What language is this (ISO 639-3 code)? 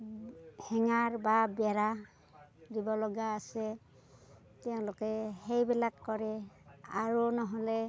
asm